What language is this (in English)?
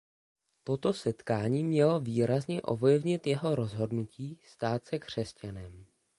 Czech